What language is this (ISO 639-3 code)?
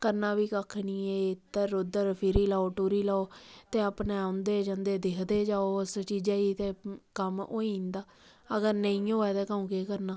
doi